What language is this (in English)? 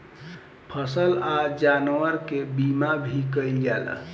Bhojpuri